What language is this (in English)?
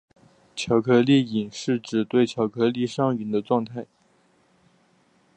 Chinese